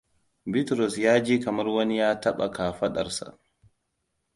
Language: Hausa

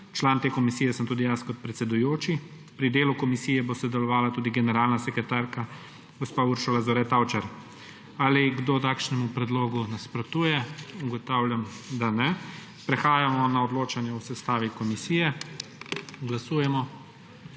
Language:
Slovenian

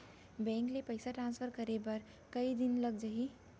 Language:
Chhattisgarhi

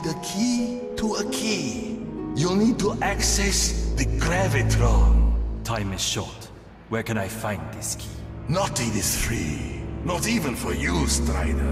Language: English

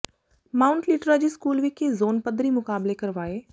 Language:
Punjabi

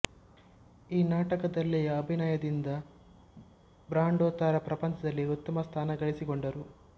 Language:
Kannada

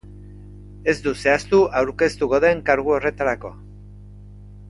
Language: Basque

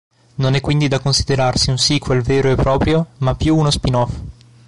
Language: Italian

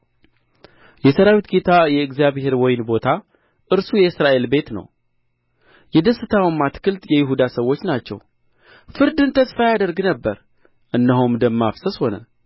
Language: Amharic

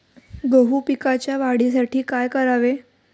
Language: Marathi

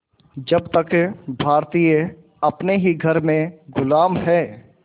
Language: Hindi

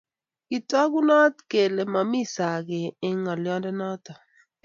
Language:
Kalenjin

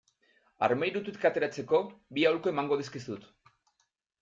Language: Basque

